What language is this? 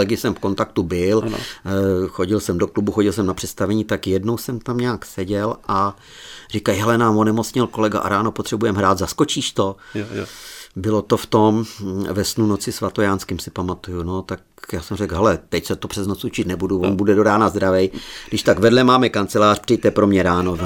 Czech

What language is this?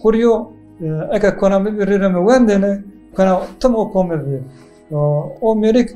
Turkish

